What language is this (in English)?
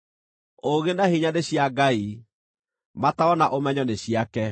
Kikuyu